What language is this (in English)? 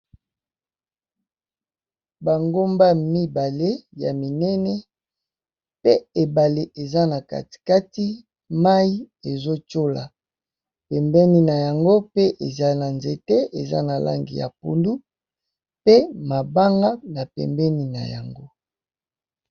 Lingala